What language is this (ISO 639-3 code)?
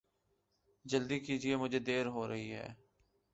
urd